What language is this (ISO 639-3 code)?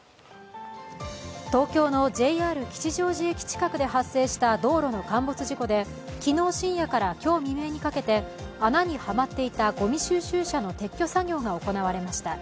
jpn